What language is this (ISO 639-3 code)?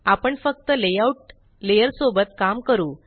mar